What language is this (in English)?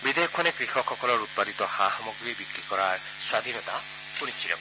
Assamese